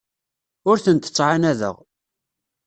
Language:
Kabyle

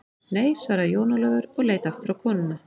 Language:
Icelandic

